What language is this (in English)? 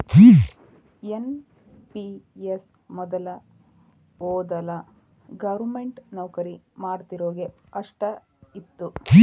Kannada